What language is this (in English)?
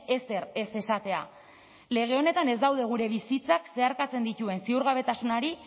Basque